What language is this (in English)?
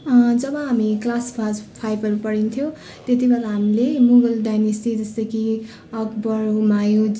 Nepali